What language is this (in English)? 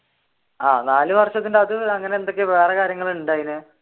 Malayalam